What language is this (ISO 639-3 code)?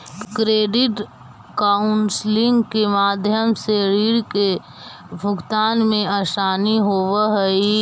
mag